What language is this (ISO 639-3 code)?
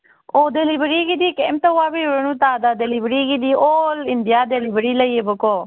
mni